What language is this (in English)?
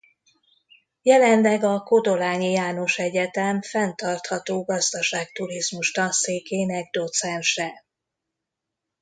Hungarian